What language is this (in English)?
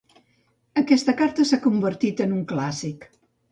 Catalan